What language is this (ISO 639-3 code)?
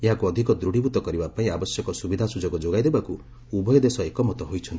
ori